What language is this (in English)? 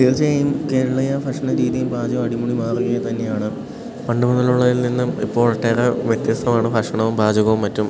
Malayalam